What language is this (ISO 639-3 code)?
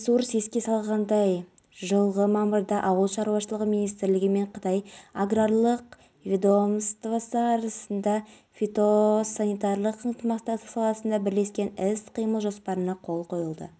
kaz